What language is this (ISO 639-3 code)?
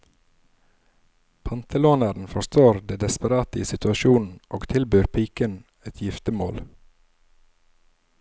nor